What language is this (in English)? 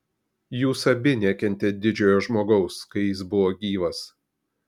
Lithuanian